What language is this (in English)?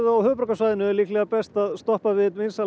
Icelandic